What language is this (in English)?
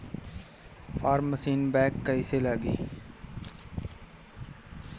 Bhojpuri